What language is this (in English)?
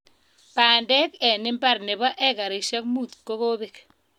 Kalenjin